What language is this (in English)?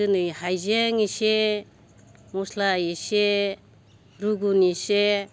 Bodo